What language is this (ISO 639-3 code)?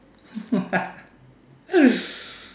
eng